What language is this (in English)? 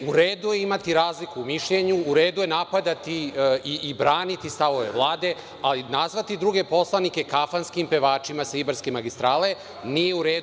Serbian